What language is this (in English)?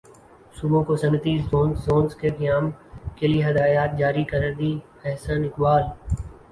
Urdu